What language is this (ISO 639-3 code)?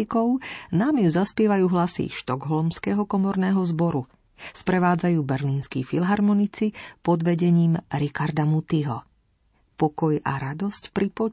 slk